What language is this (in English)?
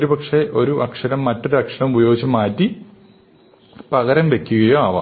Malayalam